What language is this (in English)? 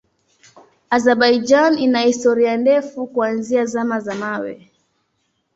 Swahili